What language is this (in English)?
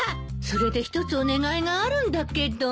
Japanese